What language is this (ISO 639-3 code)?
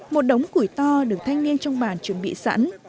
vie